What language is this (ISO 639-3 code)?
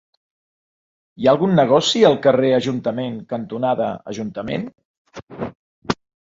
cat